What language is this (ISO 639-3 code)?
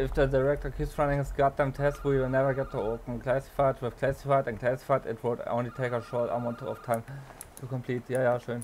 deu